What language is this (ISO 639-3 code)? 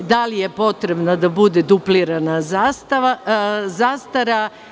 srp